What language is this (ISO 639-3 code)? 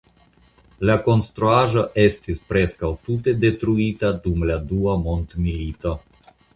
epo